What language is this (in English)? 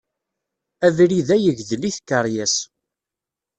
Kabyle